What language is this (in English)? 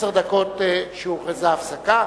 Hebrew